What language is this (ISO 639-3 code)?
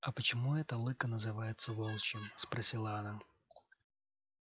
rus